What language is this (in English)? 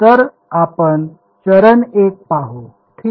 Marathi